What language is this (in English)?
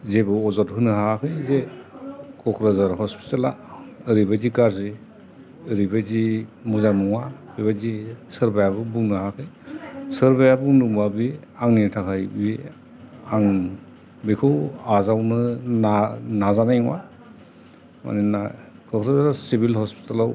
Bodo